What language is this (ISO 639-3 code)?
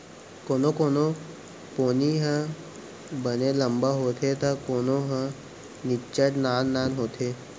hne